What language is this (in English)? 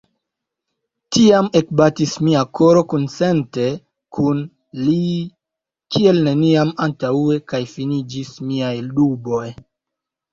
Esperanto